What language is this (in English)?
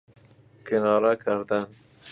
Persian